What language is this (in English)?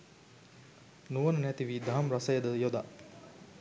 Sinhala